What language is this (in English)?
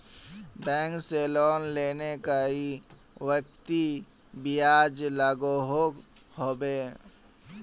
Magahi